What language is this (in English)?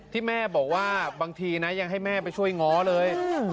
Thai